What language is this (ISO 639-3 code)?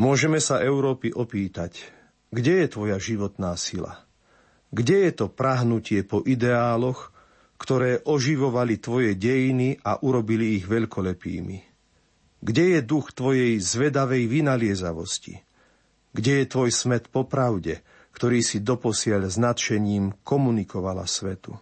slk